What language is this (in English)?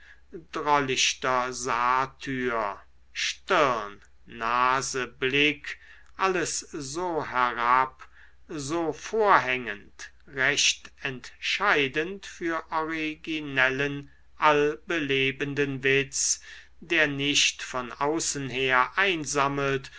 German